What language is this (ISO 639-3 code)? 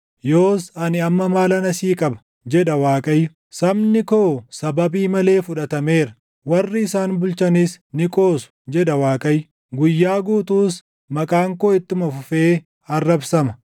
orm